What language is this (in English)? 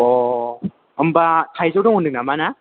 Bodo